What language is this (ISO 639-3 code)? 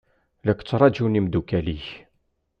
kab